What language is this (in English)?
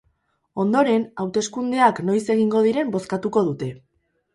Basque